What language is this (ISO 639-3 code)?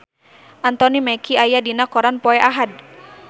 sun